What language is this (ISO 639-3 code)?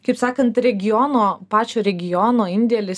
lit